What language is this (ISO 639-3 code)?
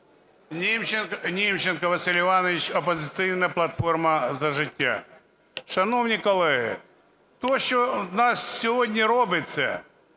ukr